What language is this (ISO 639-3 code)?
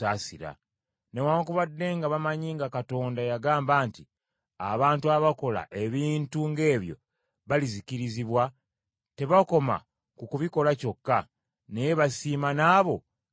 lug